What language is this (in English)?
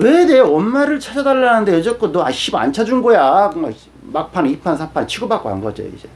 Korean